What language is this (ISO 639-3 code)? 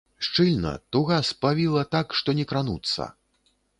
bel